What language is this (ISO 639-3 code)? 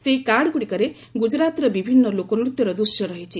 ori